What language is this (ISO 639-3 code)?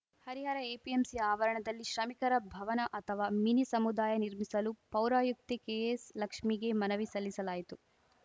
kan